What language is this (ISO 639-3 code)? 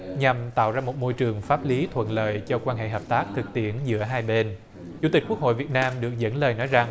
vie